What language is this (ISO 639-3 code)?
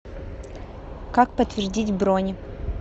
rus